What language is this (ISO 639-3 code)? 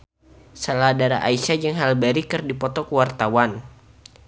sun